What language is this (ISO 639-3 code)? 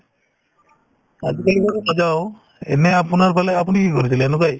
asm